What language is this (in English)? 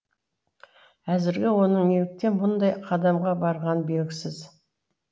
Kazakh